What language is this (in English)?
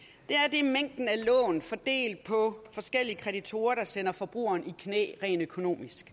Danish